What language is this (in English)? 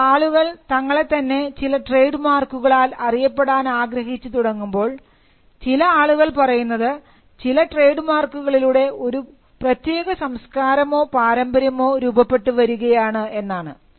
Malayalam